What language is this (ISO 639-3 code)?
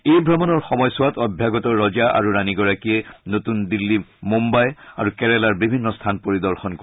asm